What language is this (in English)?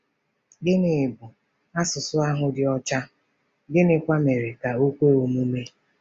Igbo